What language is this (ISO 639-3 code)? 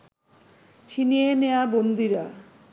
ben